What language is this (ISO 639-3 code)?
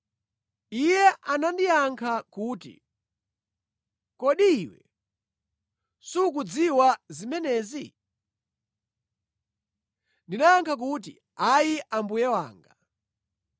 nya